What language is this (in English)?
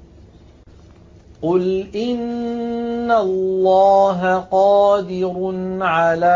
Arabic